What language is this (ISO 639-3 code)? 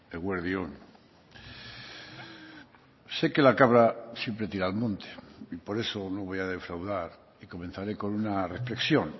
spa